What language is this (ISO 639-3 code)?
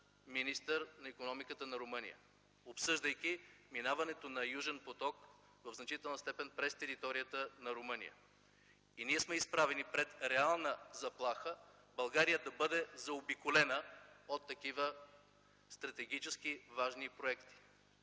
bul